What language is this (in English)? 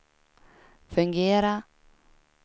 Swedish